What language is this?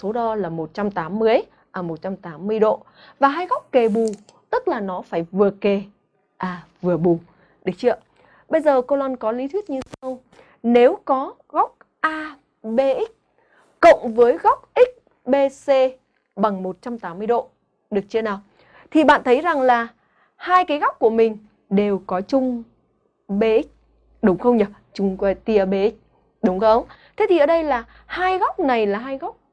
Vietnamese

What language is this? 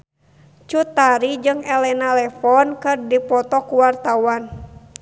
Sundanese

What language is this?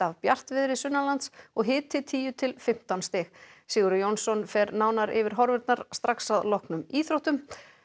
Icelandic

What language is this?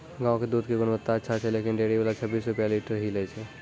Maithili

